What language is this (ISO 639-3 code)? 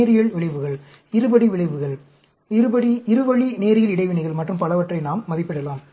tam